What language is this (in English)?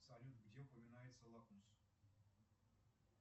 Russian